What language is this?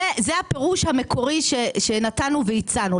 Hebrew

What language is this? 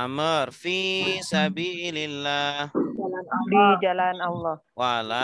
Indonesian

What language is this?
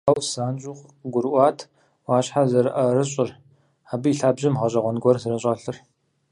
Kabardian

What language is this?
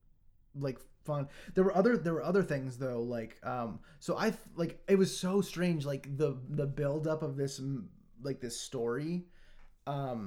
English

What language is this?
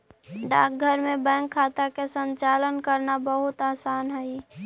Magahi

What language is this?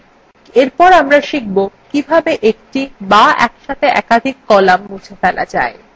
Bangla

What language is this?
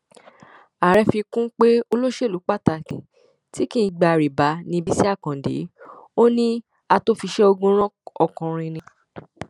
Yoruba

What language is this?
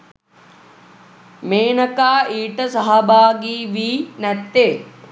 Sinhala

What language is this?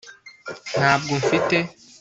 Kinyarwanda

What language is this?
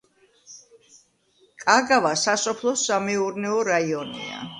Georgian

